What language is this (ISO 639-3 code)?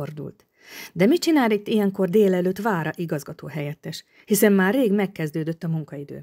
hun